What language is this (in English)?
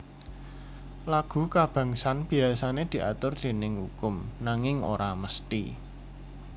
Javanese